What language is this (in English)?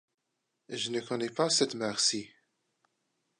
French